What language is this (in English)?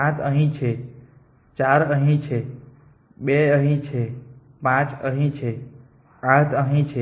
Gujarati